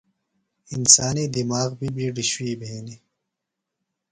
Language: Phalura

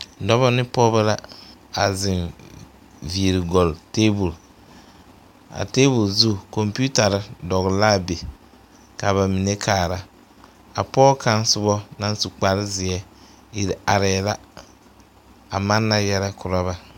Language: Southern Dagaare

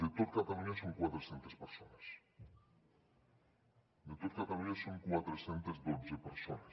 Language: Catalan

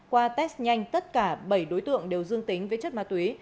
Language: Vietnamese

